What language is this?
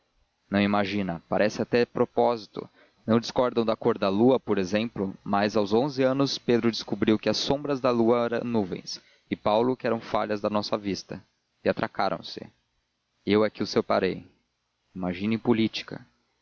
Portuguese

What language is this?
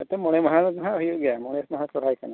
Santali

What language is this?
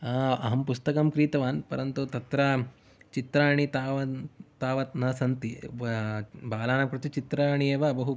Sanskrit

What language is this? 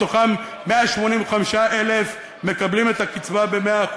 Hebrew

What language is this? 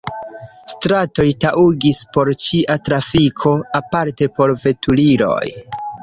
Esperanto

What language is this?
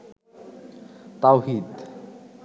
Bangla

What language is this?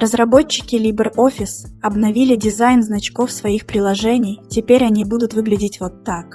Russian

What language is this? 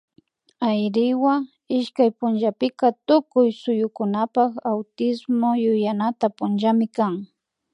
Imbabura Highland Quichua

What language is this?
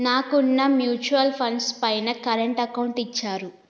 Telugu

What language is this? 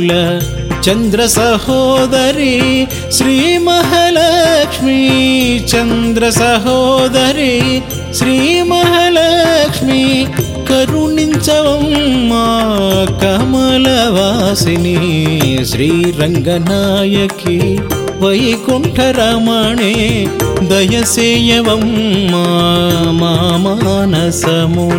Telugu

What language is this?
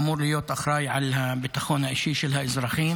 Hebrew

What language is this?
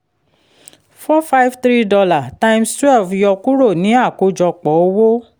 Yoruba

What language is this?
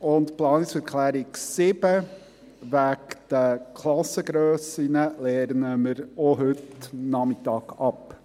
Swiss German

